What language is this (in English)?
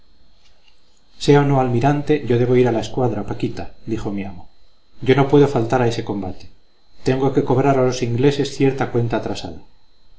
Spanish